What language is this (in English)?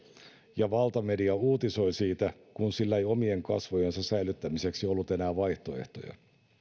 Finnish